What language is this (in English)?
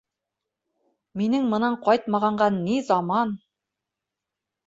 Bashkir